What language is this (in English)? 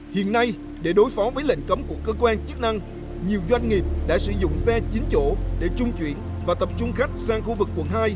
Vietnamese